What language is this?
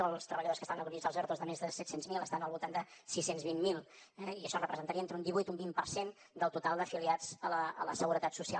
Catalan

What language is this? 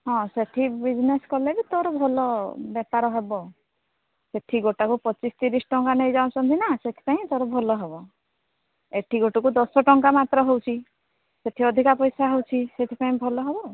Odia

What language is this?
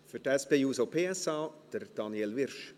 Swiss German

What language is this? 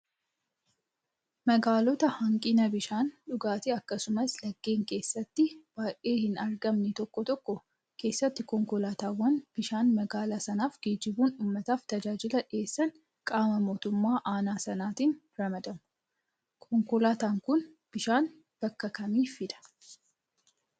Oromo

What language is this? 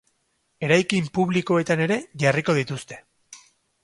Basque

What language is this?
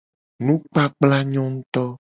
Gen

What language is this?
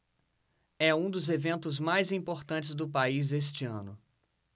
Portuguese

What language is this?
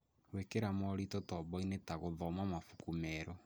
Kikuyu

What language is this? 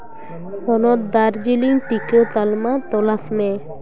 Santali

